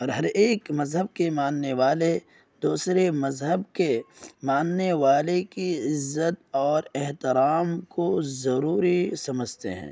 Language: Urdu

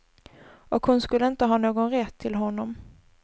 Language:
Swedish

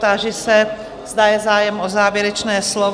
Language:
Czech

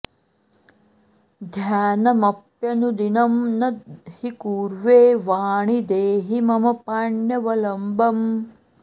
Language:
Sanskrit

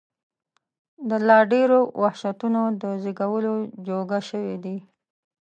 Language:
Pashto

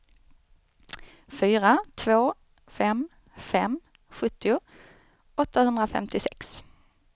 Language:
Swedish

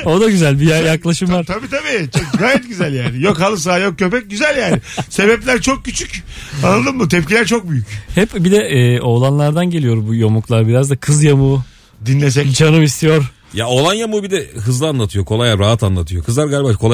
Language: Turkish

